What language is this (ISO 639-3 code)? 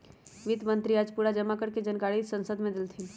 mag